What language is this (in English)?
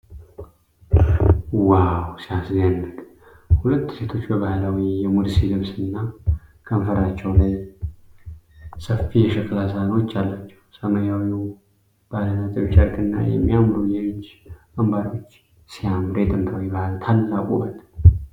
Amharic